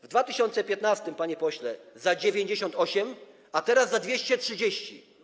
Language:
Polish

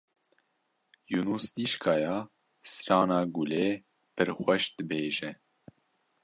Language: Kurdish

